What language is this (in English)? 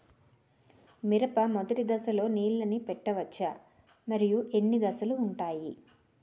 Telugu